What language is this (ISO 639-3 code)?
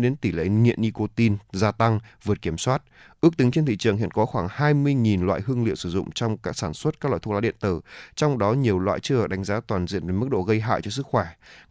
vie